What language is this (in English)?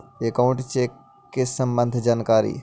Magahi